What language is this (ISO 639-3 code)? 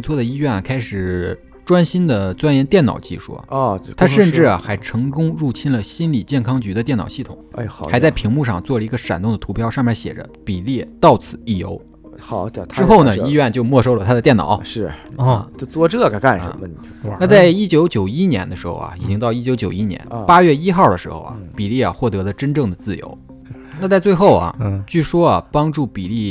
zho